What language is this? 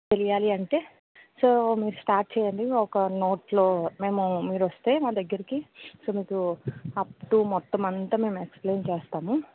Telugu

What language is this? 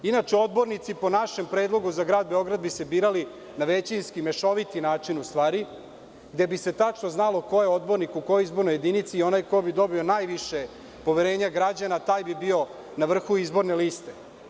Serbian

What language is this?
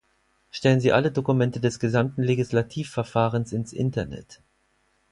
German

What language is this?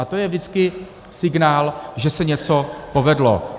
Czech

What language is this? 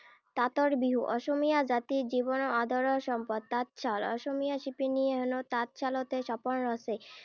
Assamese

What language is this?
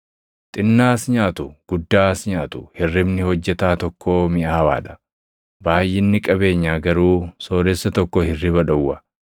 Oromo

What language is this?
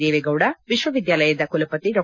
Kannada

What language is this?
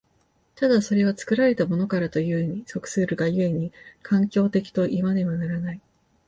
Japanese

